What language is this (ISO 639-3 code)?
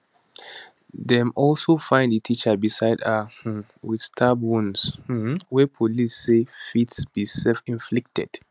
pcm